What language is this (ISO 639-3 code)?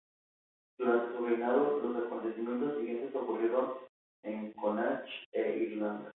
spa